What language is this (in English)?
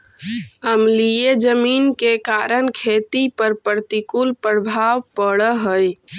Magahi